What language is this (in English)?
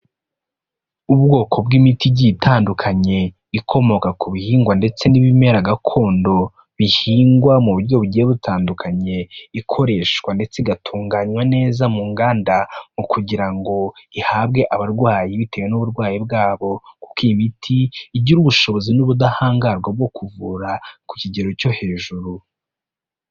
Kinyarwanda